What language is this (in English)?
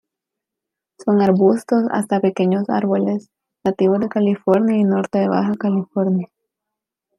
Spanish